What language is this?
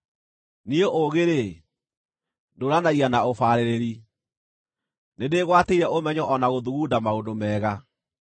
Kikuyu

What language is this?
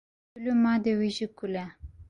Kurdish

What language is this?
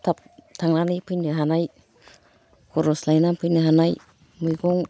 Bodo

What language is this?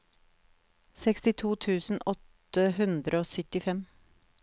Norwegian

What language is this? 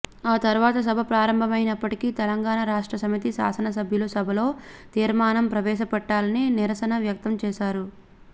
Telugu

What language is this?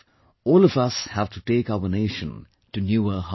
English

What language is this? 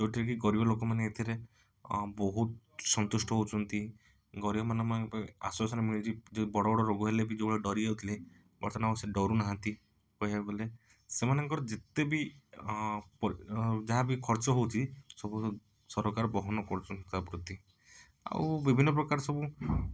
Odia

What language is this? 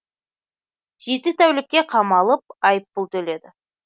Kazakh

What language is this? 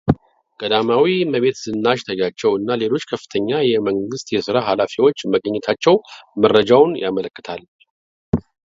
Amharic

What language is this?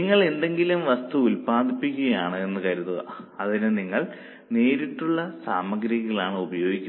Malayalam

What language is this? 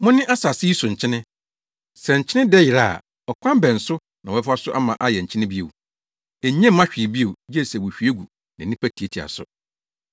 Akan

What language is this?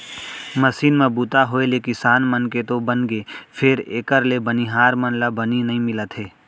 Chhattisgarhi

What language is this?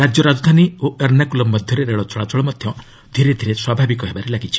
Odia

